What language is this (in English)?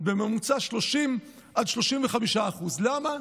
Hebrew